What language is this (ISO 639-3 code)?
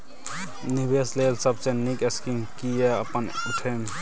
mai